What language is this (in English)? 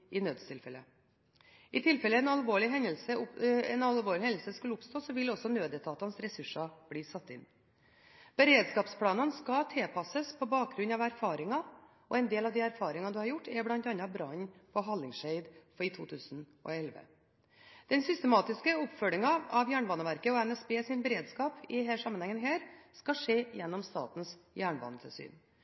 Norwegian Bokmål